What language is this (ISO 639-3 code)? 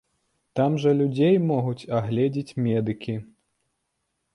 bel